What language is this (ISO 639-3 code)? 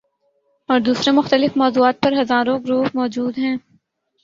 urd